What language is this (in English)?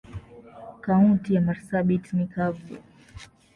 Swahili